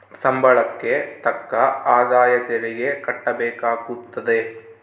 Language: Kannada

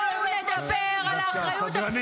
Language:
Hebrew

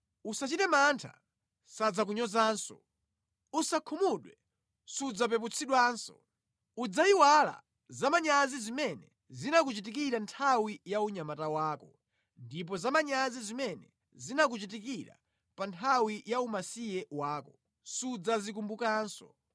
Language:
Nyanja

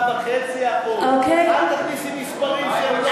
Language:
Hebrew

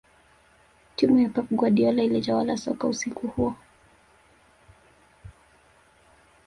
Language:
Swahili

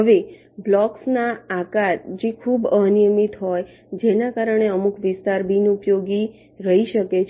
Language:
Gujarati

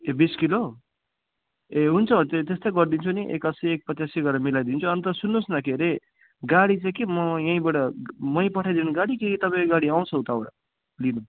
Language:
Nepali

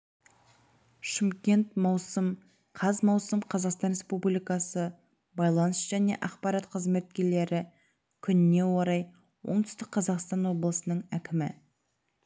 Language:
Kazakh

